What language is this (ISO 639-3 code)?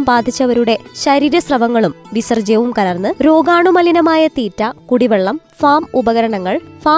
mal